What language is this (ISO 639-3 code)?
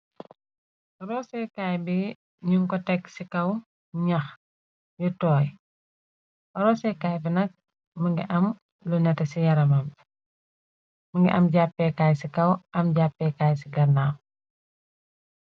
wol